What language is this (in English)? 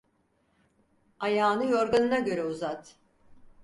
Turkish